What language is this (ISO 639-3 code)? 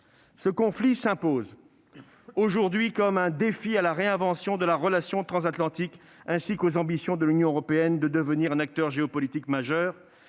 fra